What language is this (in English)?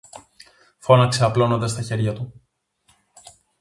Greek